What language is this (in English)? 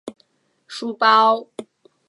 Chinese